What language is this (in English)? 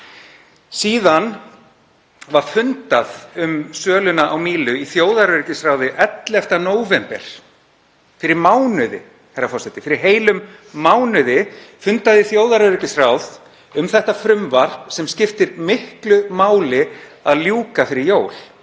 Icelandic